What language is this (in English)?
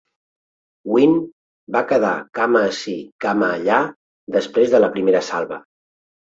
Catalan